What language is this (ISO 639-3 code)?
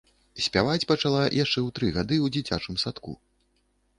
bel